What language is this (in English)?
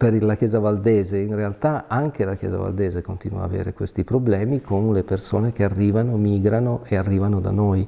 Italian